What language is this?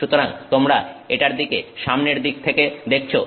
Bangla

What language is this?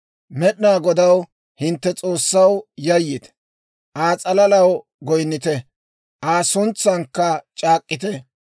Dawro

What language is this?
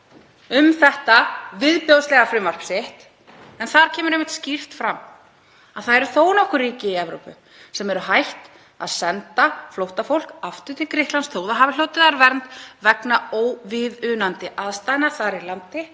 Icelandic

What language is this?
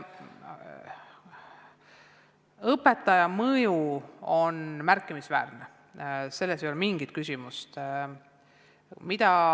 Estonian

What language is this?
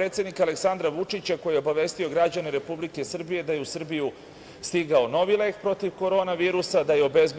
Serbian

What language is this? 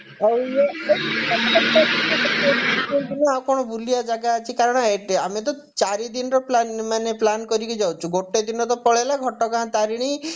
Odia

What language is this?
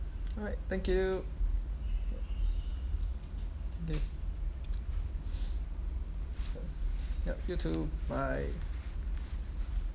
English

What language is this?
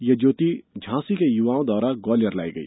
Hindi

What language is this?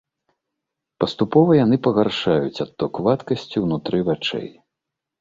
Belarusian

